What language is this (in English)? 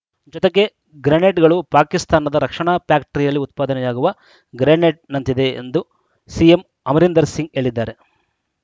Kannada